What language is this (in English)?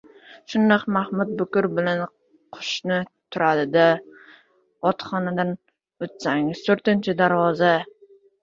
Uzbek